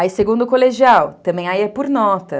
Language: Portuguese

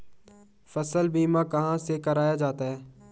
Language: Hindi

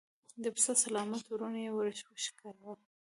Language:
Pashto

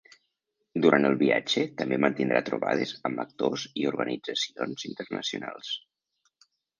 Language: Catalan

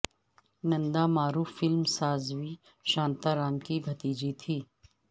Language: Urdu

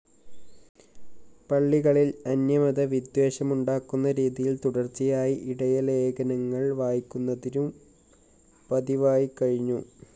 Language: Malayalam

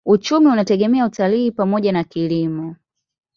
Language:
Swahili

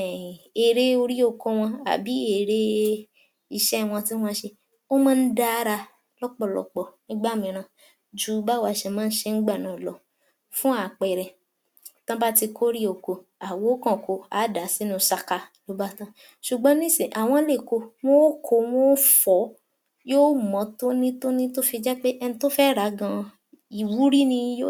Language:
Yoruba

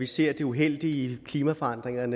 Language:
Danish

